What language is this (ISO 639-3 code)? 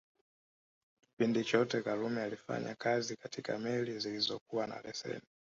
swa